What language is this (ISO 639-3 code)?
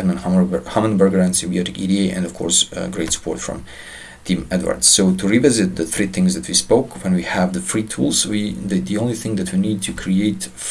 eng